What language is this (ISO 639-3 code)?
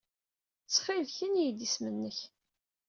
kab